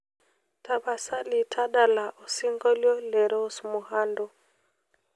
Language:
Masai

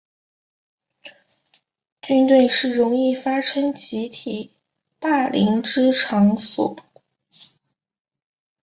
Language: Chinese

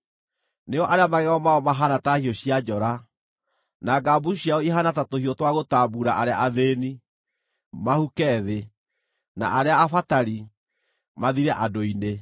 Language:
Kikuyu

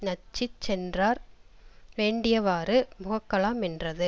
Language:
Tamil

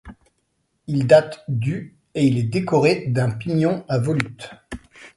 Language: French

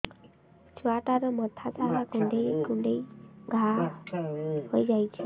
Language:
Odia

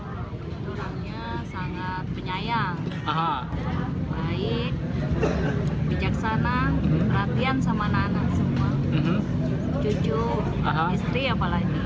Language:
Indonesian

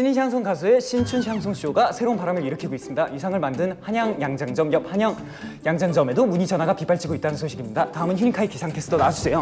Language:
Korean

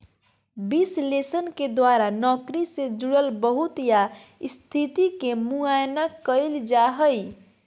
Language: Magahi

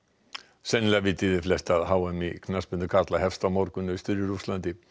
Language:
Icelandic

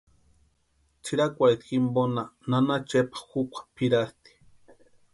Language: Western Highland Purepecha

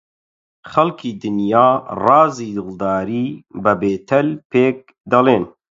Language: Central Kurdish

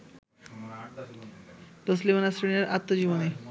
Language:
Bangla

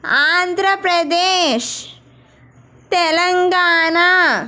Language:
Telugu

